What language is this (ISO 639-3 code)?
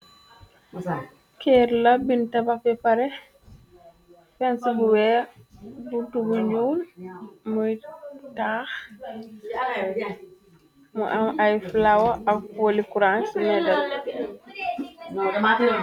wol